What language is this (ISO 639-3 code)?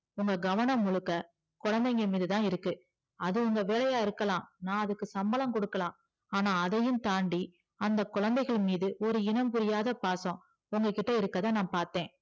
tam